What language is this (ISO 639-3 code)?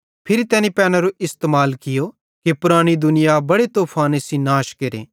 bhd